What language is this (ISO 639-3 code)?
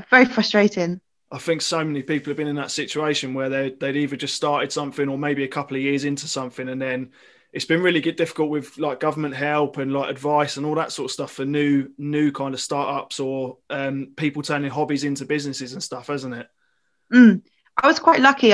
eng